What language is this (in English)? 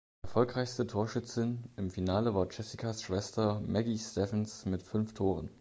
German